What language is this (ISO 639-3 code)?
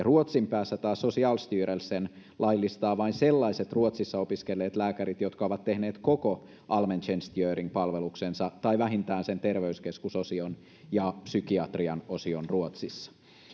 fin